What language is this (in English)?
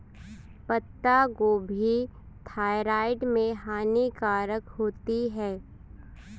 Hindi